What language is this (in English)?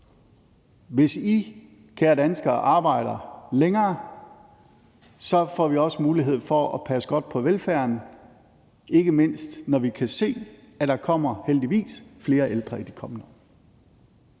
Danish